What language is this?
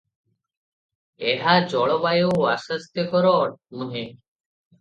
Odia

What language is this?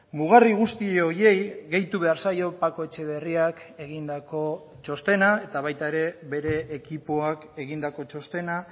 Basque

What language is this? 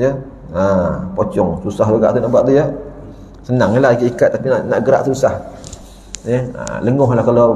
Malay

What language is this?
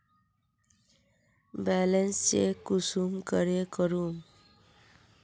Magahi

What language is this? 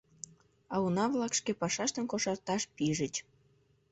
Mari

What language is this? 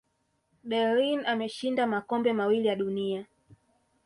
Swahili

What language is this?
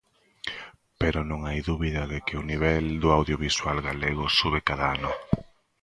Galician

